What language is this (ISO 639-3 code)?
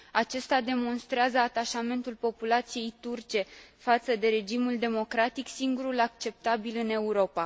ron